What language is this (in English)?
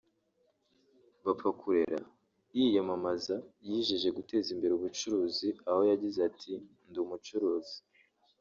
Kinyarwanda